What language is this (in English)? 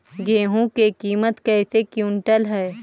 Magahi